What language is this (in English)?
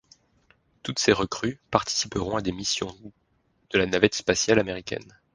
French